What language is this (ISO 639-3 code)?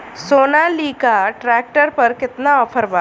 bho